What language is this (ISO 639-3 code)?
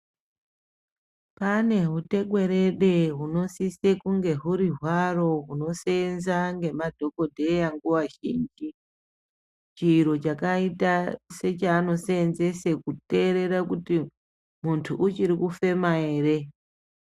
ndc